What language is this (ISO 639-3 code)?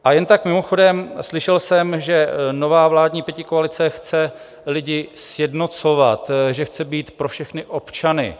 ces